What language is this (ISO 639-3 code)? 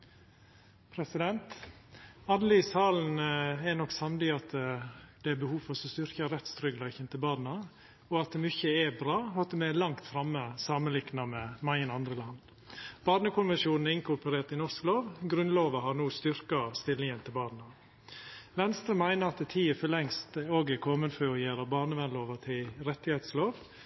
nno